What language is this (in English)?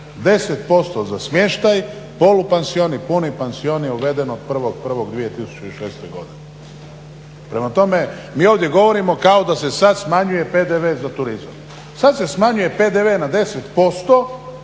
Croatian